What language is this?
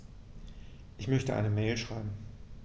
German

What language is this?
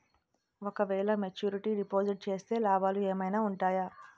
Telugu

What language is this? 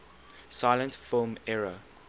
English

